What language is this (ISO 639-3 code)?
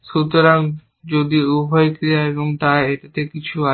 ben